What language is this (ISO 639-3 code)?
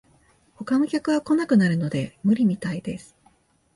jpn